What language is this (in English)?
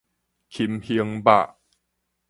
Min Nan Chinese